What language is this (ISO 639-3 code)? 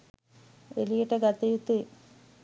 sin